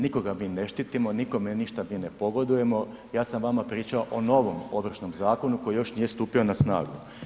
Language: Croatian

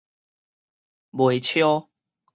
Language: Min Nan Chinese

